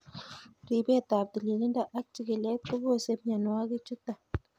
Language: Kalenjin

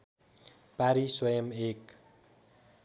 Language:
Nepali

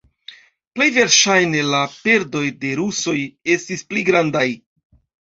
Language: Esperanto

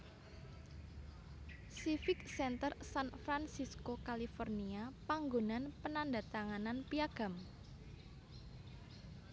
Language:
Javanese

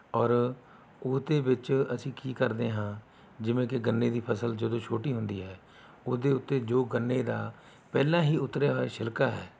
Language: Punjabi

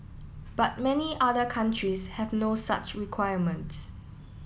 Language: English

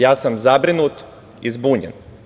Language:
Serbian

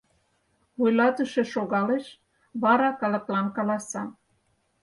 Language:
Mari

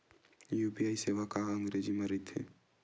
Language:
Chhattisgarhi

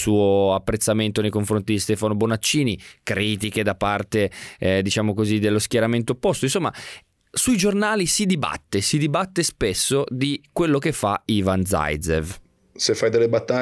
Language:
Italian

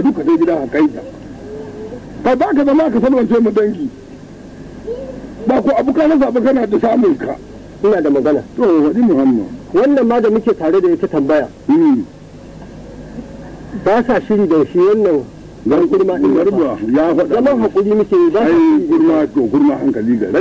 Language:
Arabic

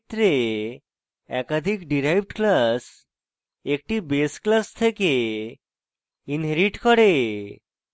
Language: Bangla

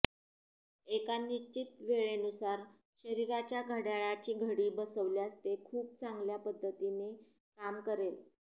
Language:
Marathi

